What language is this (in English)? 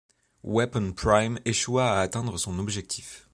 French